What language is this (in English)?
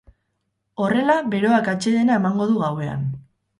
Basque